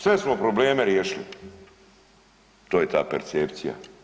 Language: Croatian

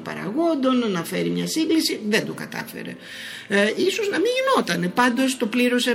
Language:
Greek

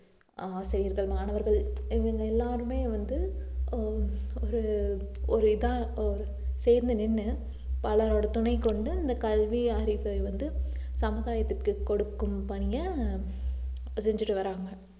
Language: Tamil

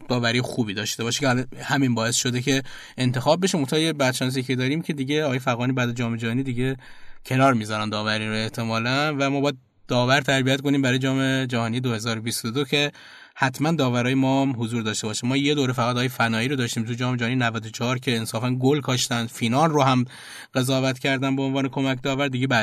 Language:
Persian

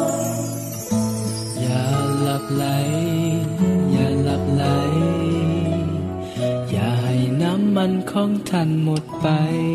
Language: Thai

